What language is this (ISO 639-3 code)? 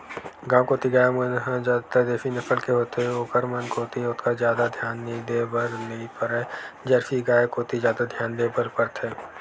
hne